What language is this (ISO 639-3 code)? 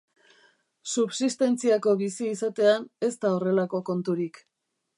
eus